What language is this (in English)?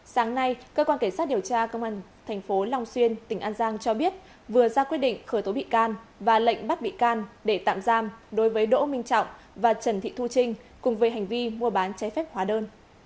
Vietnamese